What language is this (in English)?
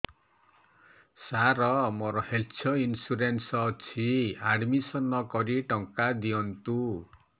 Odia